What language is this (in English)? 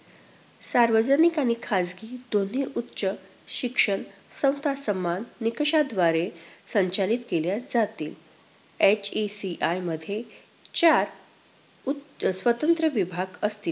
Marathi